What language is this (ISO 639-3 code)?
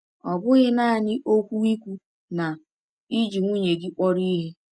ibo